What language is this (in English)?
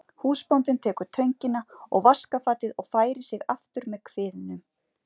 Icelandic